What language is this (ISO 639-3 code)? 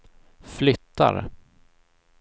swe